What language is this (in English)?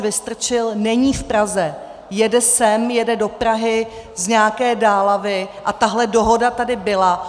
Czech